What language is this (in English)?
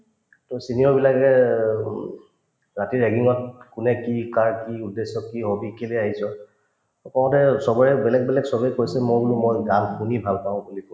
Assamese